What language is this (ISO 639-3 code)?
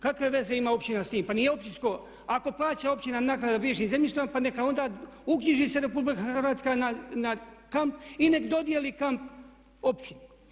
hrv